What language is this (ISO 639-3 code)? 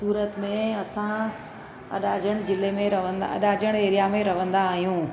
snd